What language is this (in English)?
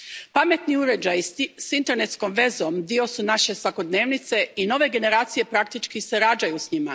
Croatian